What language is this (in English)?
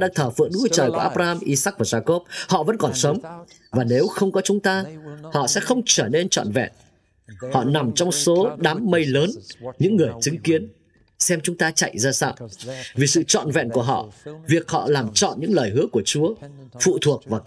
Vietnamese